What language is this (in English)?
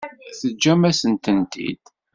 Kabyle